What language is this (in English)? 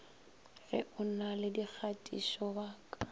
Northern Sotho